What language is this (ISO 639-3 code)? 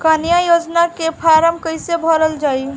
bho